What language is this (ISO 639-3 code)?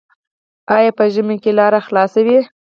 pus